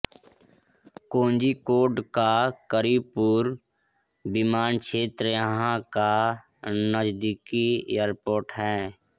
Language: Hindi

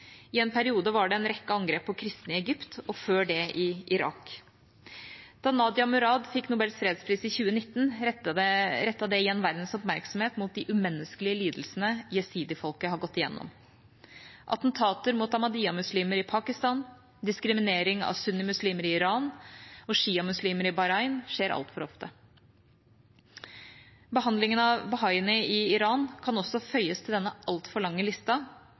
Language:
Norwegian Bokmål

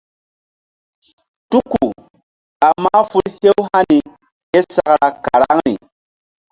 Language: Mbum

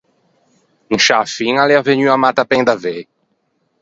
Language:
Ligurian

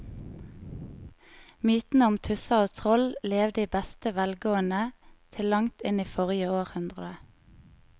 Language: Norwegian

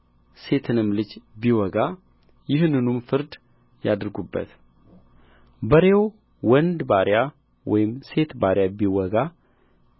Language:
Amharic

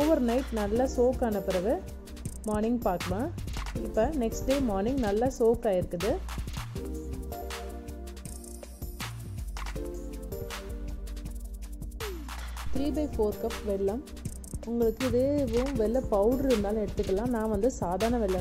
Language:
Hindi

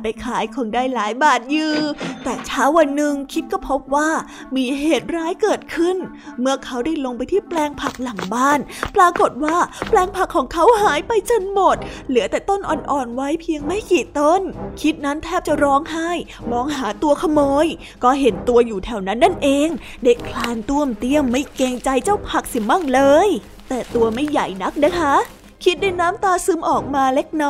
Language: Thai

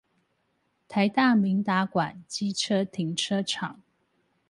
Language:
Chinese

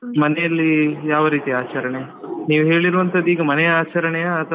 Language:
Kannada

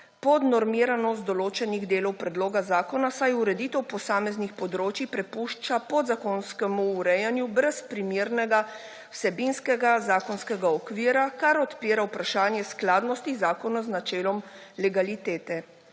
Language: Slovenian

